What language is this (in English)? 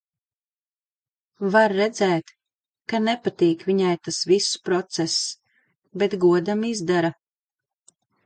Latvian